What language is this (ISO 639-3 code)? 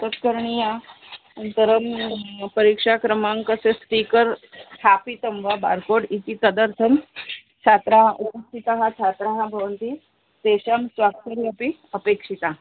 san